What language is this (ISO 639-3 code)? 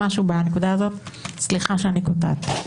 heb